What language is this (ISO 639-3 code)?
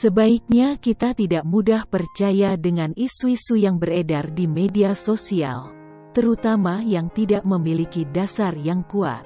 ind